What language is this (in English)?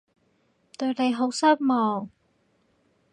Cantonese